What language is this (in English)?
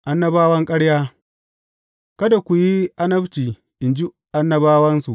Hausa